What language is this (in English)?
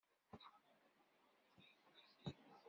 Kabyle